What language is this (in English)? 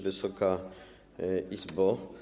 Polish